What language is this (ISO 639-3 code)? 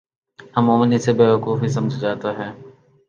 urd